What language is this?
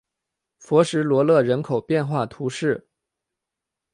Chinese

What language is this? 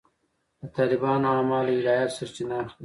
Pashto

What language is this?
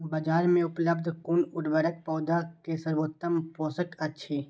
Maithili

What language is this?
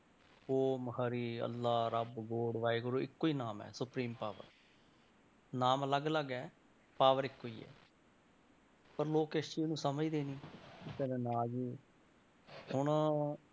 Punjabi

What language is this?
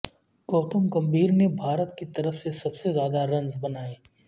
Urdu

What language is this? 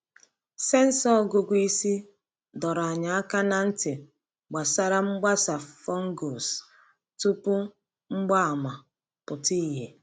Igbo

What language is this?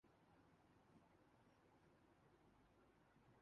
Urdu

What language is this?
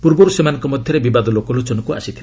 Odia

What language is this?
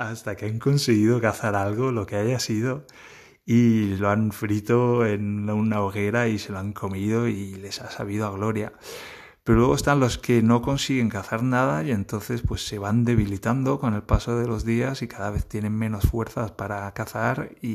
Spanish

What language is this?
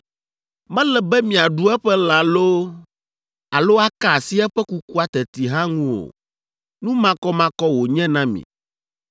Ewe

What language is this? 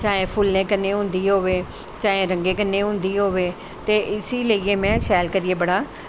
Dogri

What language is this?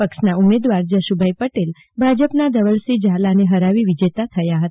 Gujarati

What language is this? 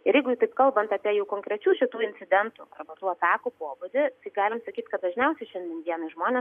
Lithuanian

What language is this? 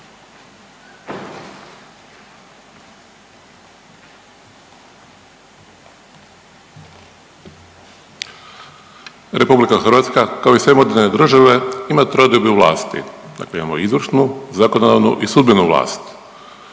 Croatian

